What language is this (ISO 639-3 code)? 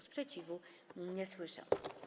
pol